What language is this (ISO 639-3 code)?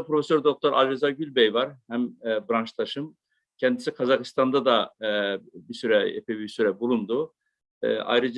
tur